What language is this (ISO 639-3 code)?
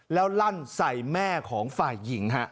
tha